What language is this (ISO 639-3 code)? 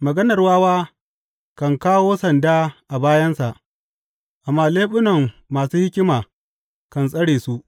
hau